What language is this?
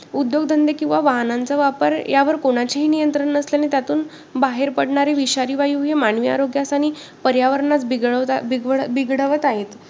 Marathi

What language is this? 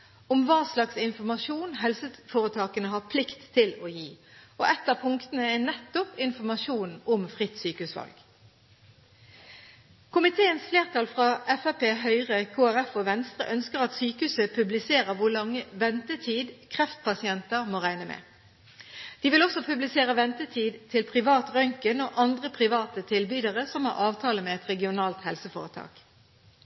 Norwegian Bokmål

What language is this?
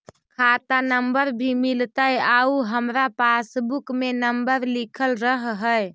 Magahi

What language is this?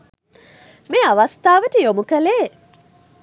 Sinhala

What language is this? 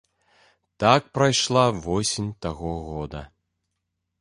Belarusian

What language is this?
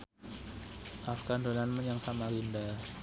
Javanese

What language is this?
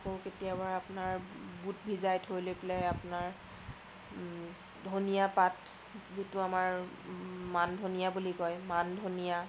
Assamese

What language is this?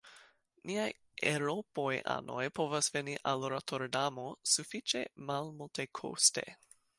Esperanto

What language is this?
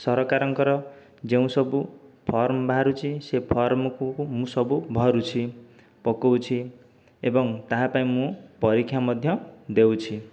Odia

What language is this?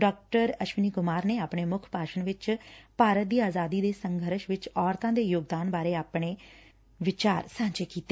Punjabi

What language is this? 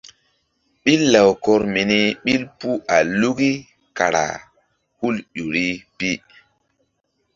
Mbum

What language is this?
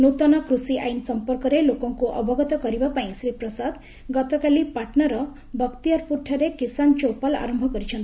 Odia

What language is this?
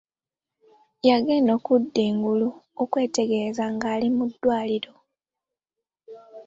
Ganda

